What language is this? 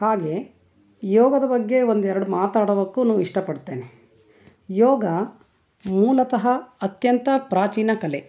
Kannada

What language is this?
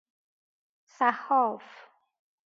Persian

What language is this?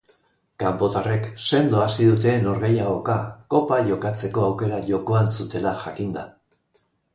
Basque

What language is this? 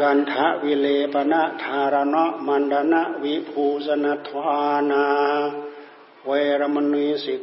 Thai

